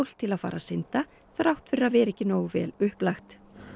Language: Icelandic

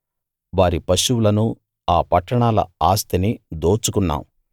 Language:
Telugu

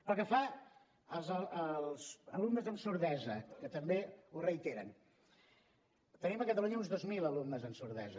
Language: Catalan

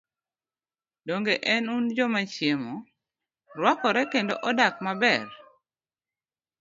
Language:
Luo (Kenya and Tanzania)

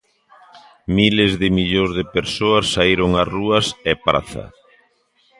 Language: Galician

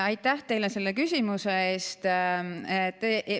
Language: Estonian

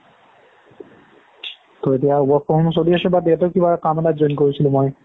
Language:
Assamese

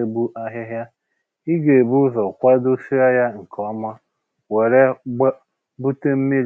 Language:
Igbo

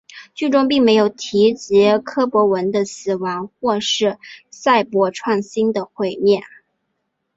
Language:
Chinese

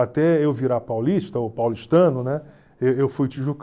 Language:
Portuguese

